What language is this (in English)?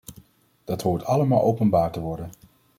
Dutch